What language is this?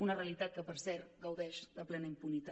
Catalan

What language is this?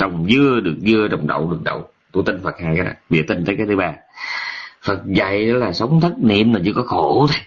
Vietnamese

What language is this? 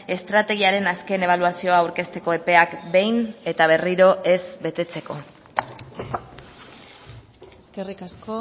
Basque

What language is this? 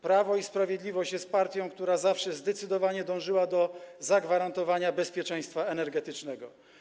Polish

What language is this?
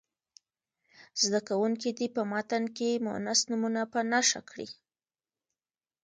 Pashto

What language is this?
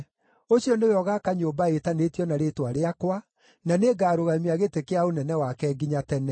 Kikuyu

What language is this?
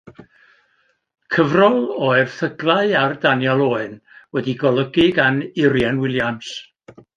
Welsh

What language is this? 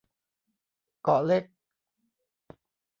Thai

